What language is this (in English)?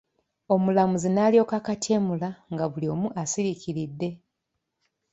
Ganda